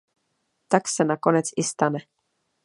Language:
Czech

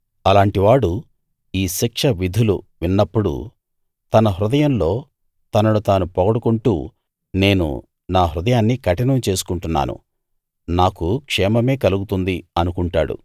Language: Telugu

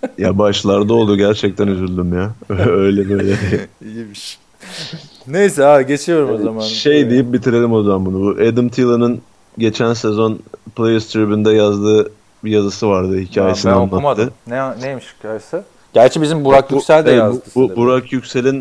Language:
Turkish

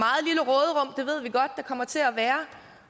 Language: Danish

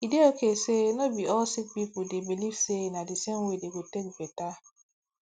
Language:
Nigerian Pidgin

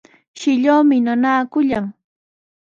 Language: Sihuas Ancash Quechua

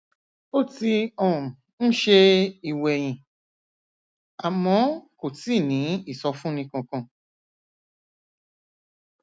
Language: Yoruba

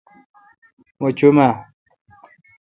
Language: Kalkoti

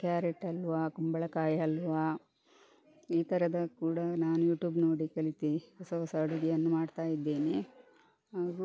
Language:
Kannada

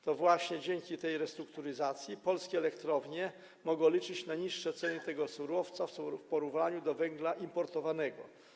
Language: Polish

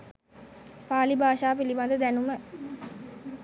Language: Sinhala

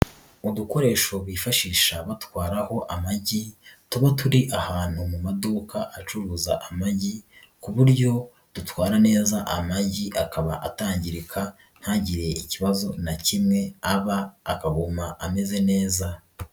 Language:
Kinyarwanda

